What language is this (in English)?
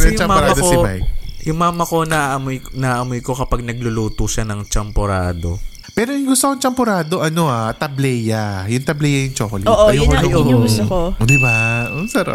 Filipino